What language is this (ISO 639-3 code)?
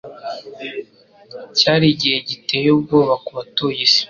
kin